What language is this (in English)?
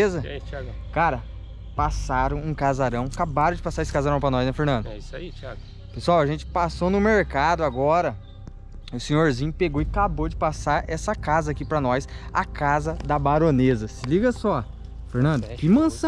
Portuguese